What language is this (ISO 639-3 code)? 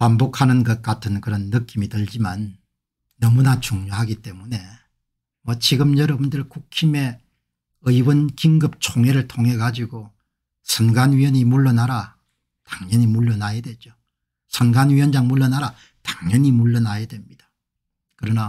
kor